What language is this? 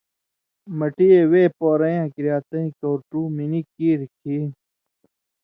Indus Kohistani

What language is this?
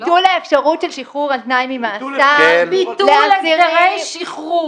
Hebrew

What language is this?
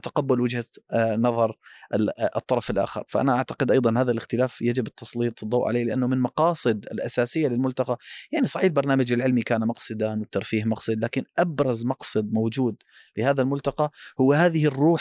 Arabic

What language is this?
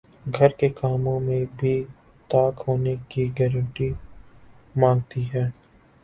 Urdu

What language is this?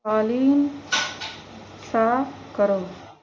Urdu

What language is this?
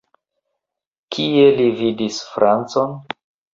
Esperanto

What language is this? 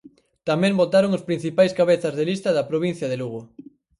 Galician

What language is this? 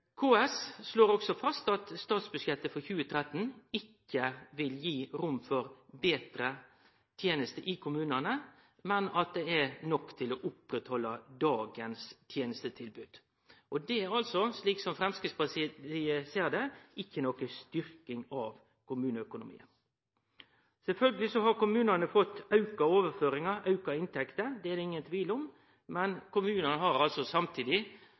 Norwegian Nynorsk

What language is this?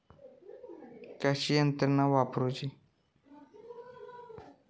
Marathi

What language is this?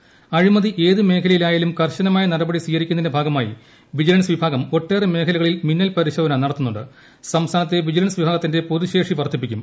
Malayalam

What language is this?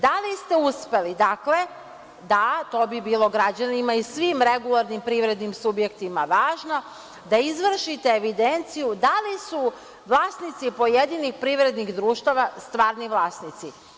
Serbian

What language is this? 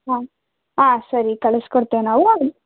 Kannada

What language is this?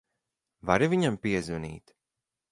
Latvian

